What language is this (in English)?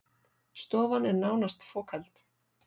Icelandic